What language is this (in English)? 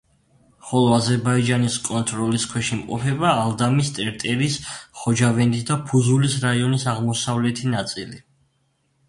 Georgian